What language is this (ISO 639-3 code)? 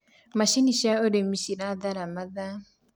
kik